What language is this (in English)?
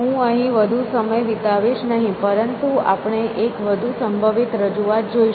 Gujarati